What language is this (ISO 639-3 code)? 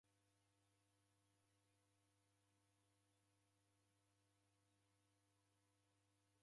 dav